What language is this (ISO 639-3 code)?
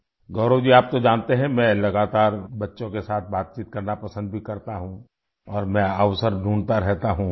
urd